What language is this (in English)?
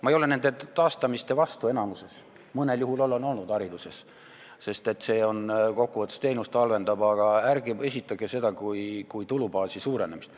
Estonian